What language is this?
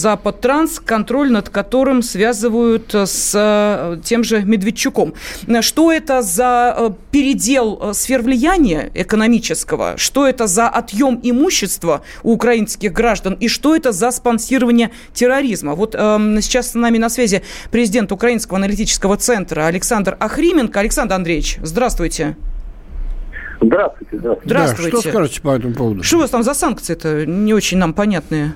Russian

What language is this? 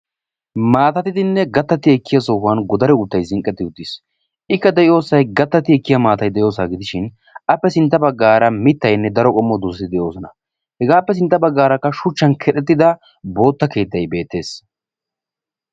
Wolaytta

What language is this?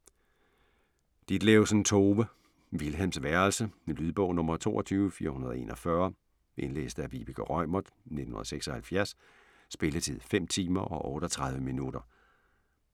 Danish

